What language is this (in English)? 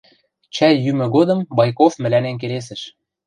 Western Mari